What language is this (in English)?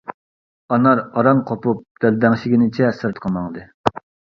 Uyghur